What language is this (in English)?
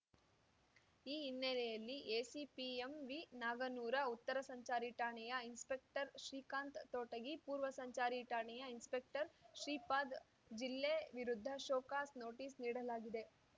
Kannada